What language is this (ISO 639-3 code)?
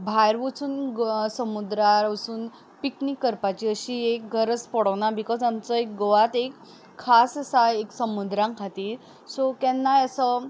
kok